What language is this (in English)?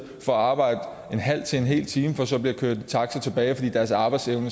Danish